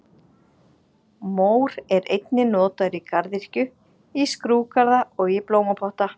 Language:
Icelandic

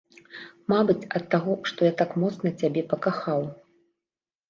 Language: Belarusian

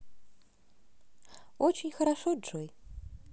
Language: Russian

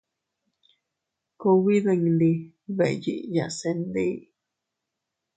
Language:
Teutila Cuicatec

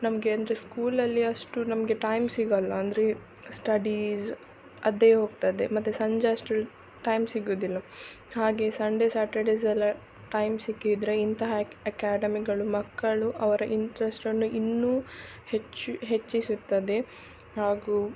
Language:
Kannada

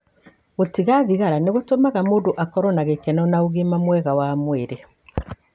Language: Kikuyu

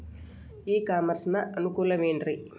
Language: Kannada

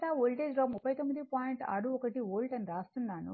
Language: Telugu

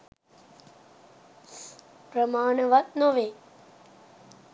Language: Sinhala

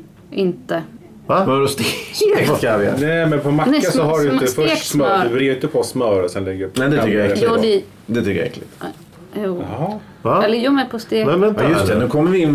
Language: Swedish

